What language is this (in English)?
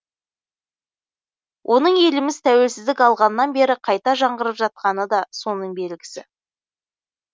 Kazakh